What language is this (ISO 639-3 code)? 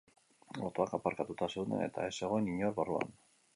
eus